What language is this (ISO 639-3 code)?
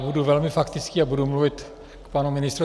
ces